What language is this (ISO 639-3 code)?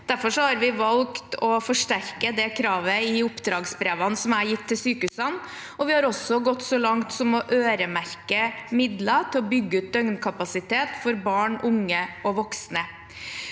nor